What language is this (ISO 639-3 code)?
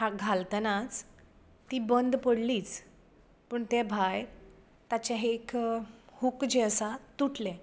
kok